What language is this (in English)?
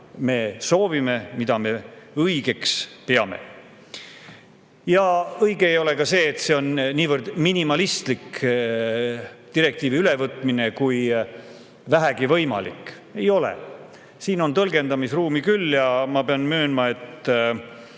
Estonian